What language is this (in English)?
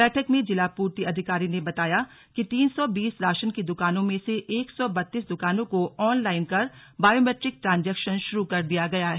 Hindi